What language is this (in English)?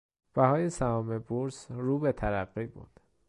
Persian